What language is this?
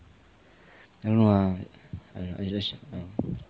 English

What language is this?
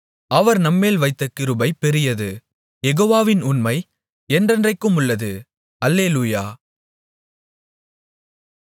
Tamil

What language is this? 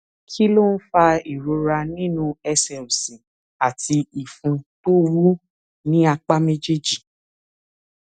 Yoruba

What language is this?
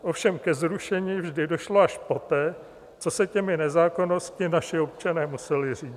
Czech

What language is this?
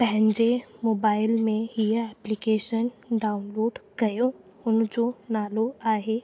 Sindhi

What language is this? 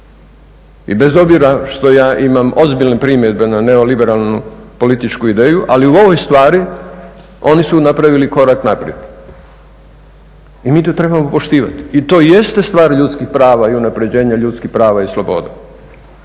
Croatian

